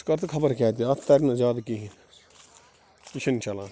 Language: Kashmiri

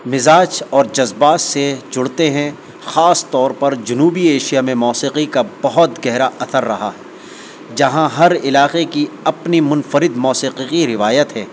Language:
Urdu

